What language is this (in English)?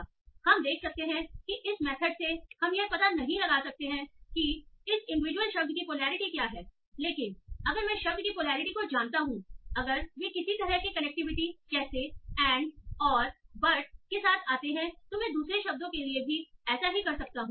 Hindi